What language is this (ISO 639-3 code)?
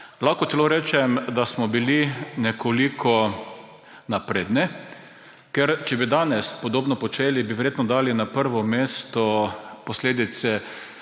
slv